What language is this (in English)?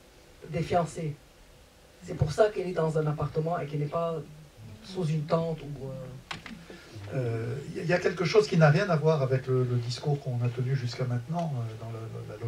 French